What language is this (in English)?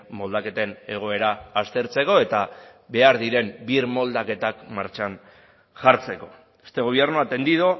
Basque